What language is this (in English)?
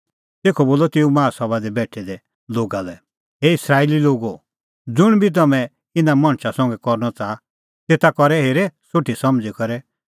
Kullu Pahari